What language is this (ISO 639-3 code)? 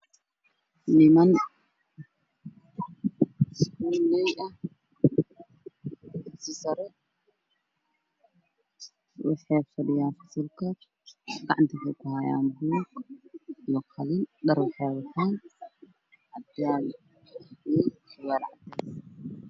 som